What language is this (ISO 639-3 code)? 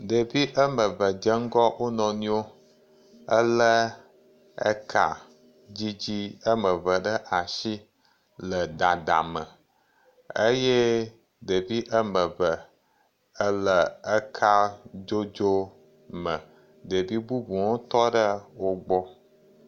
ewe